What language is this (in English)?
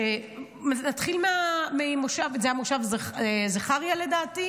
Hebrew